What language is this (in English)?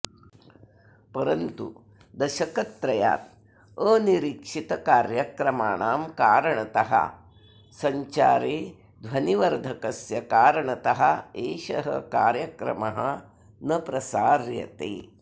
Sanskrit